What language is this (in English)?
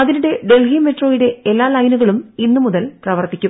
Malayalam